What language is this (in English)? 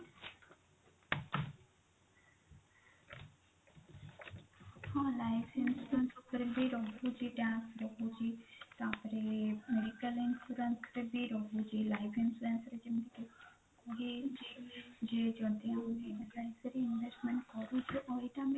Odia